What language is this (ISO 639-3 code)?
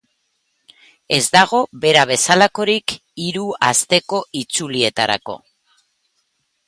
eus